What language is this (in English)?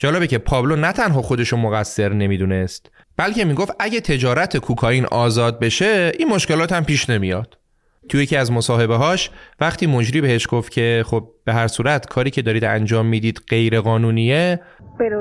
Persian